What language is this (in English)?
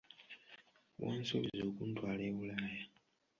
Ganda